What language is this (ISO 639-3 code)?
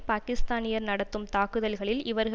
tam